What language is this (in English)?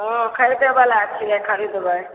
Maithili